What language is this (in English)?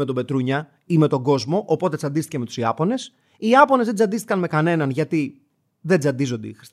Greek